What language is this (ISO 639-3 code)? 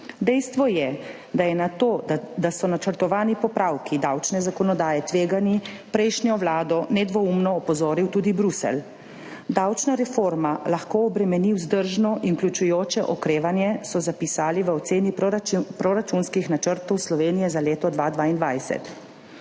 slv